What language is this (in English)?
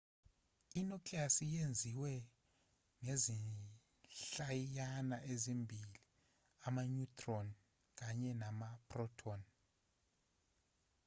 Zulu